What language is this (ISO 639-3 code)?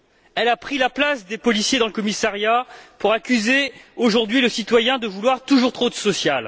fra